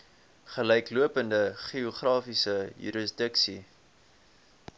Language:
Afrikaans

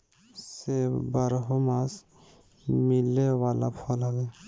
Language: Bhojpuri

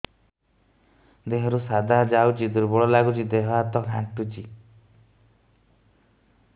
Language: Odia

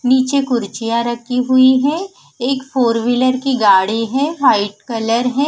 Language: Hindi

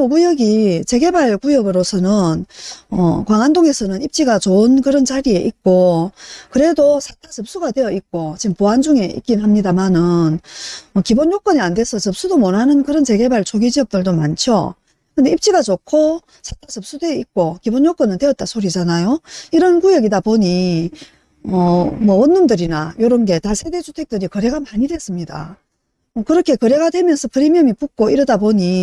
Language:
Korean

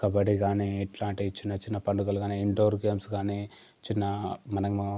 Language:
Telugu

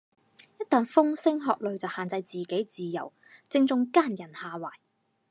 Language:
Cantonese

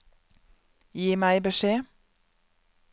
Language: Norwegian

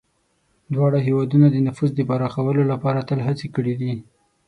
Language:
Pashto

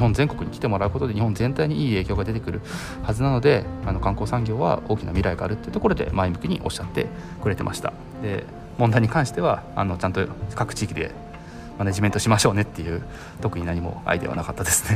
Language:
Japanese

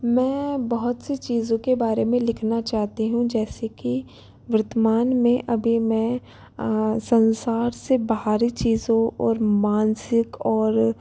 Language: Hindi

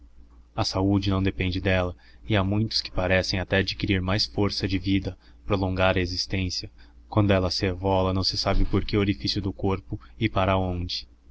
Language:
Portuguese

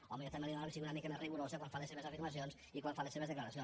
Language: Catalan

